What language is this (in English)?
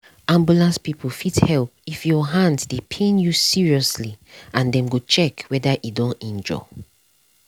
Nigerian Pidgin